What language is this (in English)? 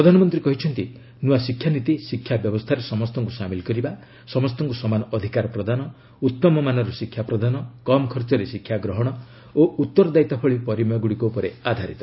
Odia